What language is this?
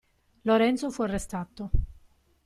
Italian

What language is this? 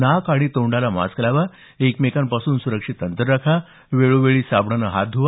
Marathi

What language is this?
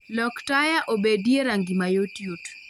Luo (Kenya and Tanzania)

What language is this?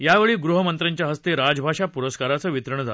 Marathi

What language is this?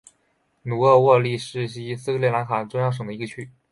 Chinese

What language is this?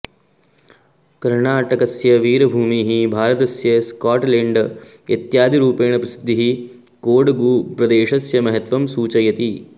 Sanskrit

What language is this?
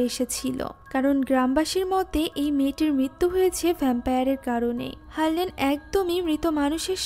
Hindi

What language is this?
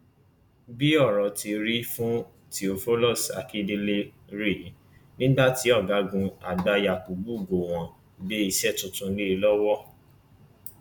Yoruba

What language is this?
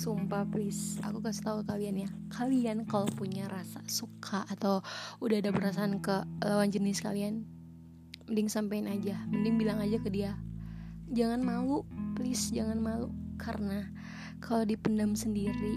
Indonesian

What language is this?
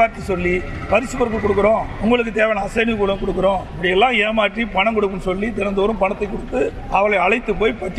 Tamil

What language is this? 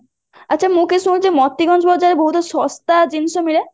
Odia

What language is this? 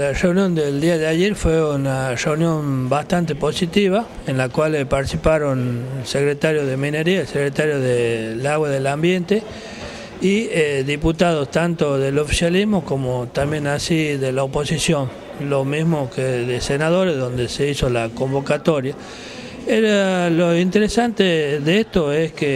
Spanish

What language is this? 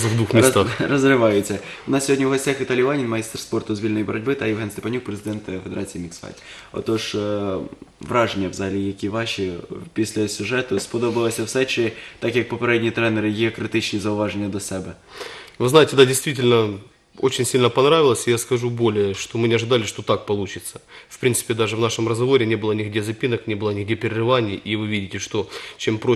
Russian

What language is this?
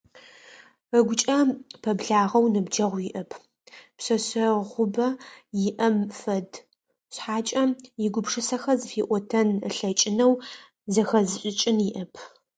Adyghe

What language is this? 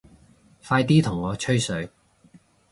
Cantonese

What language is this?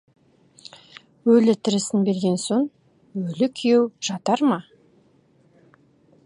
Kazakh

